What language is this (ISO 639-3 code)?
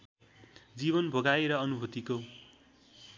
nep